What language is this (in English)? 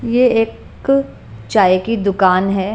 Hindi